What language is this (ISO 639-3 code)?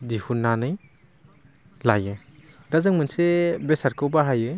brx